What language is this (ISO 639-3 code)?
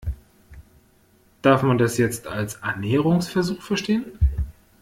deu